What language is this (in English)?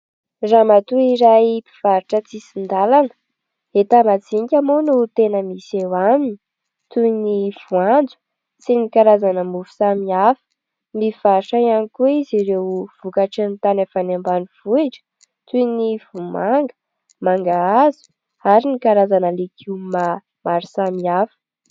Malagasy